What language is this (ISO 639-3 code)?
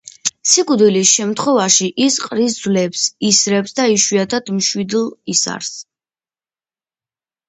kat